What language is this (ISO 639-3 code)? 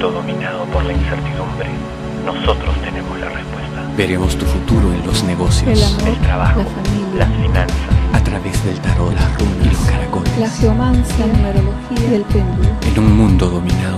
spa